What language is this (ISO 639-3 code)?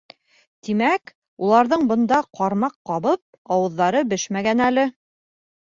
bak